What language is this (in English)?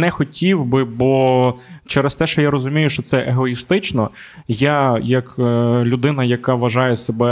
Ukrainian